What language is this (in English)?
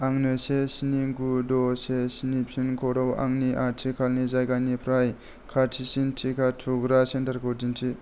Bodo